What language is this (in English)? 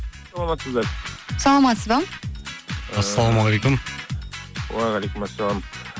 Kazakh